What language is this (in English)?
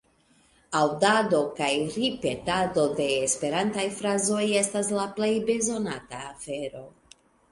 Esperanto